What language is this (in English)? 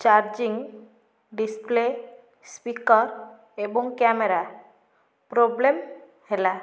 Odia